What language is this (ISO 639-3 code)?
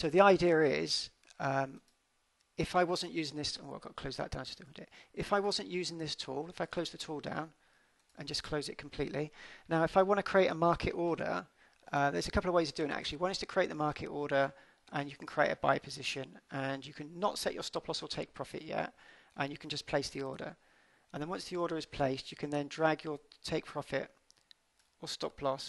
eng